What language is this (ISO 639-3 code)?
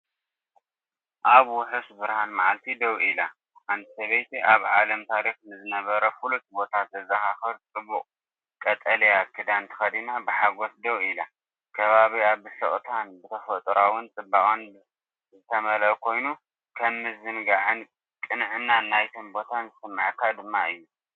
tir